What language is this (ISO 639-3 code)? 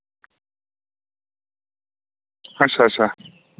doi